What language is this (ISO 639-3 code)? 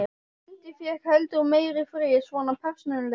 isl